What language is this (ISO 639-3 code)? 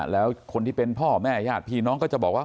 tha